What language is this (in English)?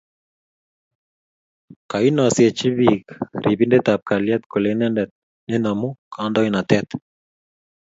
Kalenjin